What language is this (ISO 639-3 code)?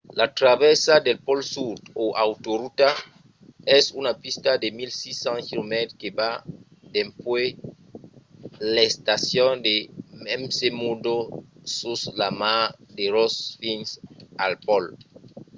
oci